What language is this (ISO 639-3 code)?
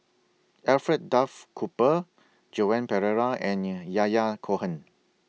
eng